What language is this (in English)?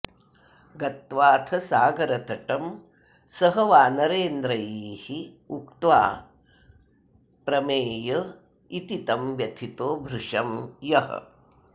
Sanskrit